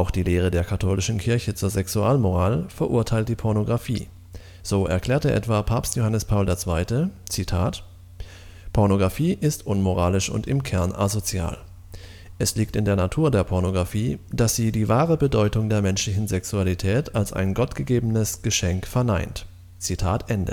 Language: German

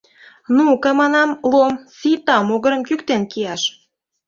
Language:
Mari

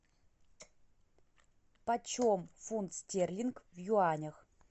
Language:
Russian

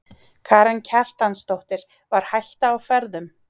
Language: Icelandic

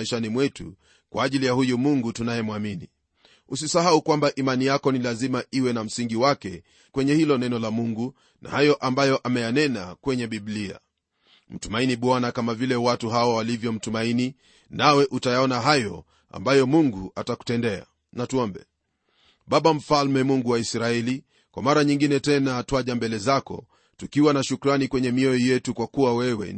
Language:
Swahili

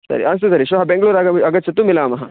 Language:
Sanskrit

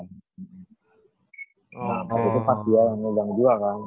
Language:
Indonesian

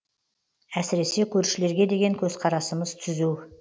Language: Kazakh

